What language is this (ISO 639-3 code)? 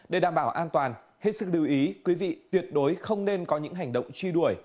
vie